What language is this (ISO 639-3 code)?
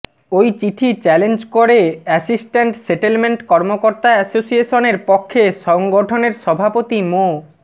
ben